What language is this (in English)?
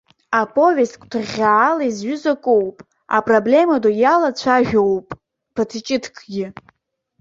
Abkhazian